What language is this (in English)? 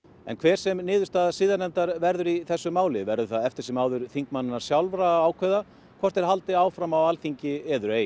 Icelandic